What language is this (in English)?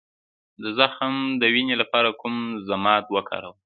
Pashto